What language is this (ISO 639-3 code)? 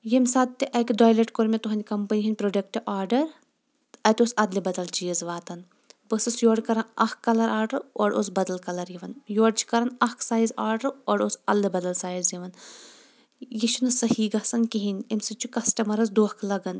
kas